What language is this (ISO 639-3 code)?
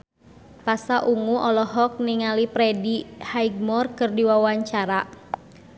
sun